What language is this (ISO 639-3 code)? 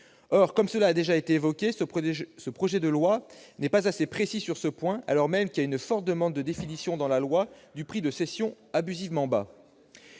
fra